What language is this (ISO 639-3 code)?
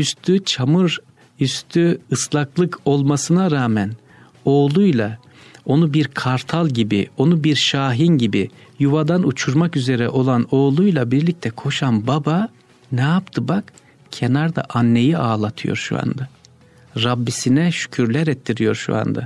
tur